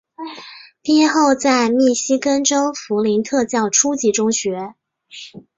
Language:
Chinese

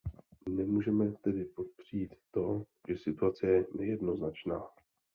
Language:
Czech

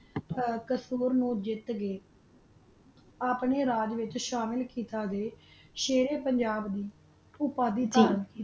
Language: Punjabi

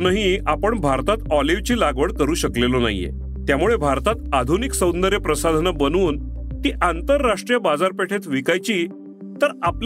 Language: Marathi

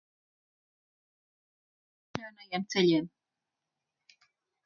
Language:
Latvian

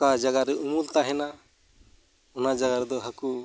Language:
Santali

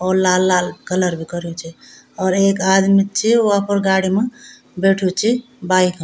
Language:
Garhwali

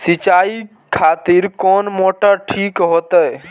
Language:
Maithili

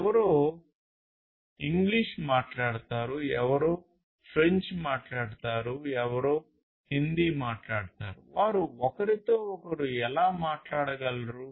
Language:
Telugu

